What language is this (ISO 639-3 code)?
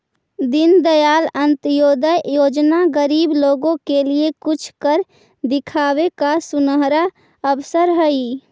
mag